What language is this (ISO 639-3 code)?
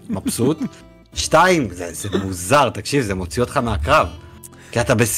heb